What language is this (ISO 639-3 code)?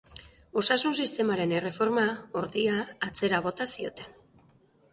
eus